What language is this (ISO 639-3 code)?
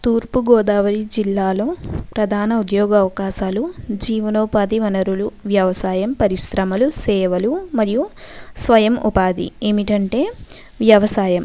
tel